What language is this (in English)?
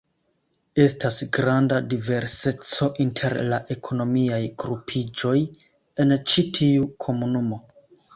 Esperanto